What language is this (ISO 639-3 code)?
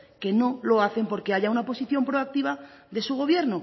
spa